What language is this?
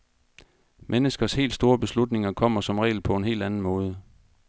Danish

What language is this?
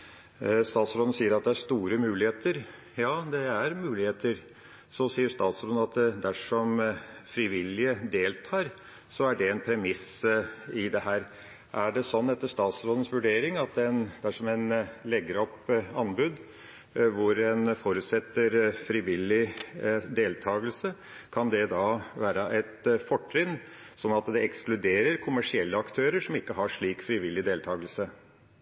Norwegian Bokmål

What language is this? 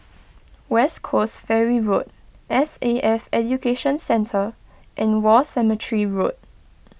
English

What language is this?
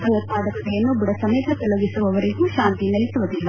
Kannada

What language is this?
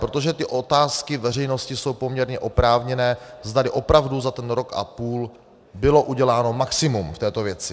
Czech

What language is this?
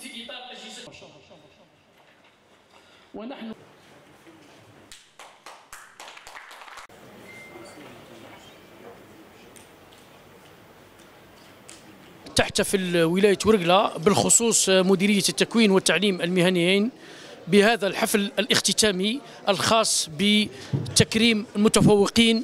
Arabic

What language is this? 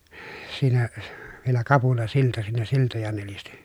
Finnish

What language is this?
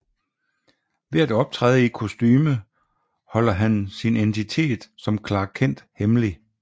Danish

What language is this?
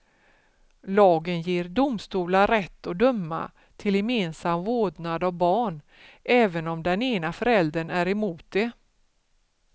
Swedish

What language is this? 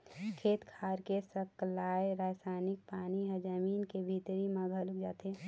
Chhattisgarhi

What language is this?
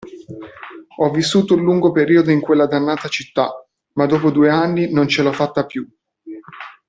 Italian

